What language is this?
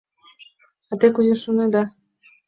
Mari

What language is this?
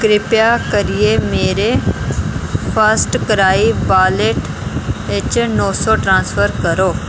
Dogri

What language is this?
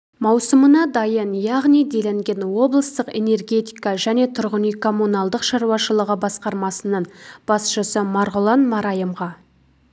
Kazakh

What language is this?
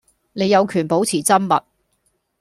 Cantonese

